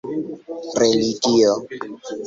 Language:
Esperanto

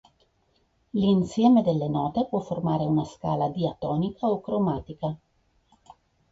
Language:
Italian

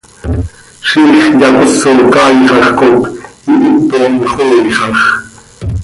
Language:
Seri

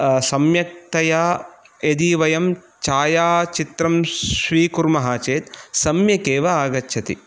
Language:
Sanskrit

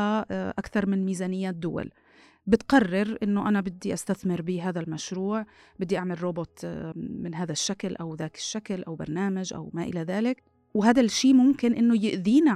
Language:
Arabic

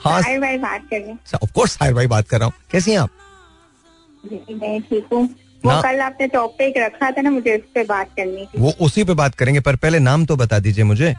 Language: Hindi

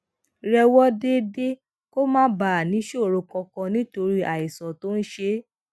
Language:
Yoruba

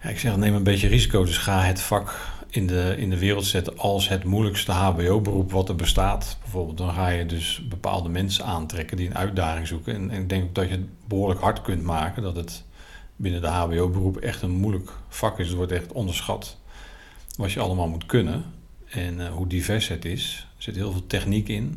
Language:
Dutch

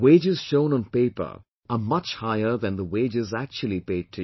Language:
English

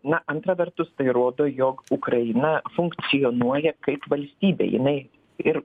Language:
Lithuanian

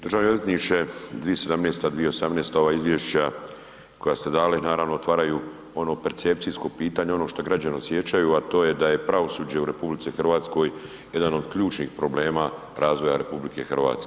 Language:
Croatian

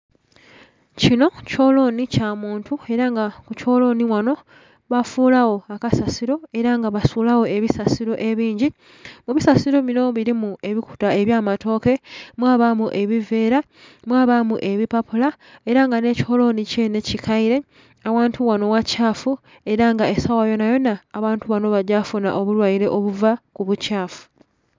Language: Soga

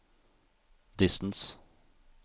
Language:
Norwegian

